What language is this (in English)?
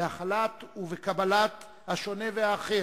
Hebrew